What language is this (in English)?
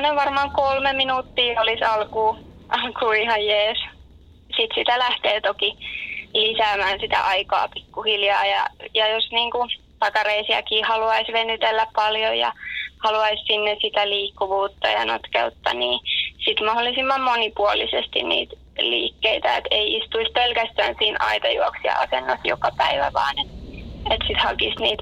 Finnish